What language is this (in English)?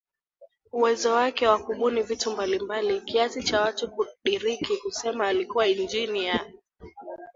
Swahili